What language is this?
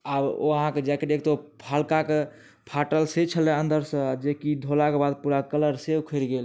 Maithili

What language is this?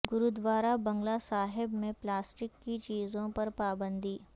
Urdu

